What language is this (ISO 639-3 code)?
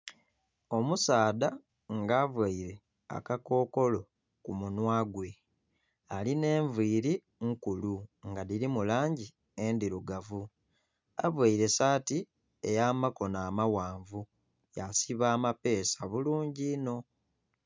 xog